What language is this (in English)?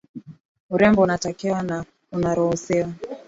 Swahili